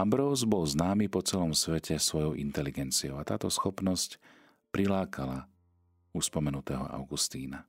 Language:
Slovak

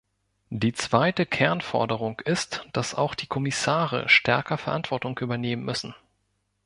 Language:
German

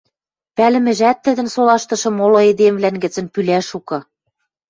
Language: Western Mari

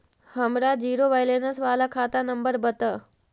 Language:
Magahi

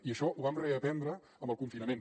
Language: Catalan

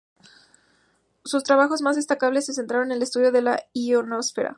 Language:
Spanish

